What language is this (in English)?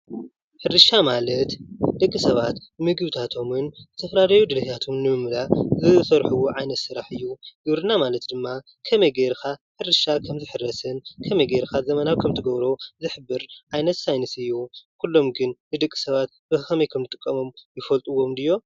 Tigrinya